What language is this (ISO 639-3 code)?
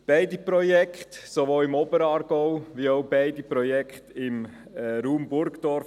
gsw